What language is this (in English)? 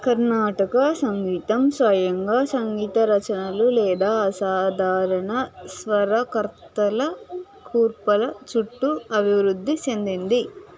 Telugu